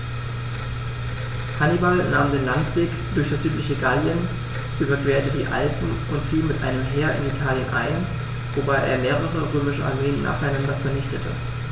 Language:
German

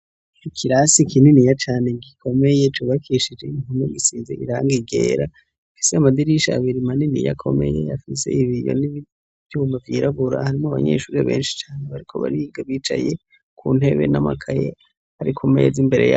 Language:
Rundi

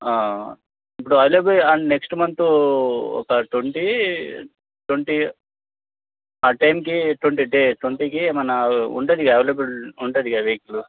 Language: Telugu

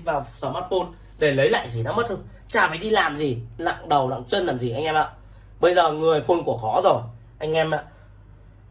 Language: Vietnamese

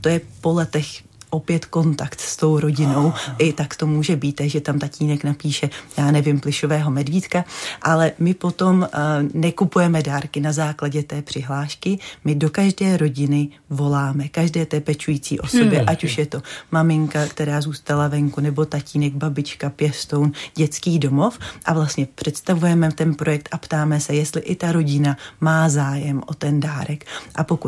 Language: Czech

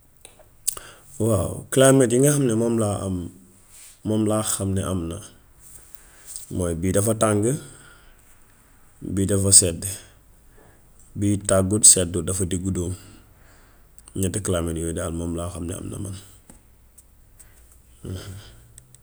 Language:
Gambian Wolof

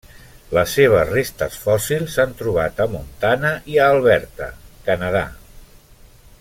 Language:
Catalan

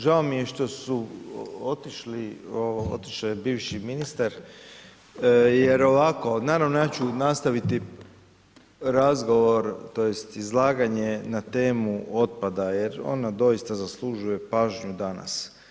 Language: Croatian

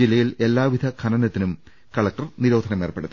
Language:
Malayalam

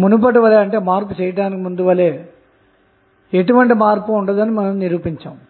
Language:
Telugu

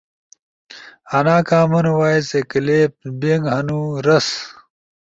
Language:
Ushojo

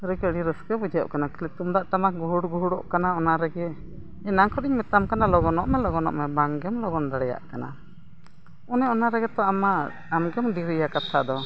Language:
Santali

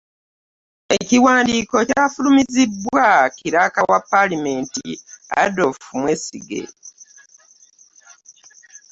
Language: Ganda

